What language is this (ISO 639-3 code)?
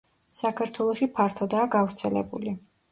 kat